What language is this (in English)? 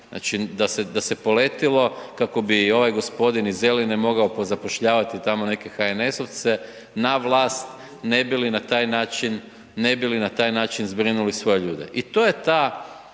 Croatian